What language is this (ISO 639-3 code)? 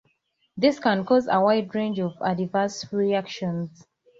eng